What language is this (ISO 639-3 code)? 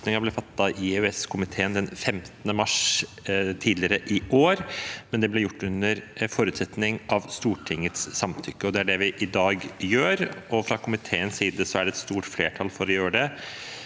nor